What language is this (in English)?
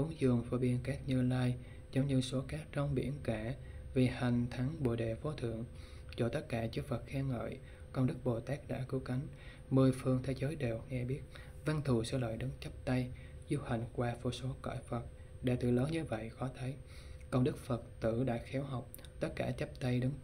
Vietnamese